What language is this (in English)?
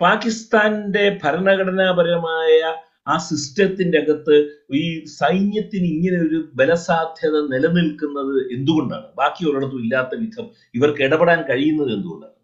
Malayalam